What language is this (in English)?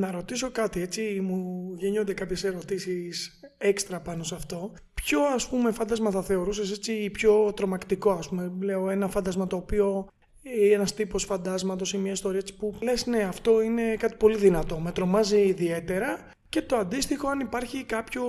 Greek